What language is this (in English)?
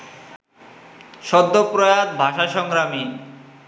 Bangla